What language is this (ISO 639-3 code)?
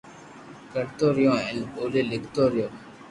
lrk